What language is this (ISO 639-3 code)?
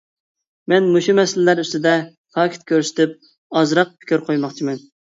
uig